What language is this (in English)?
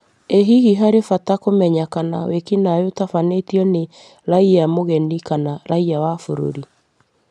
Kikuyu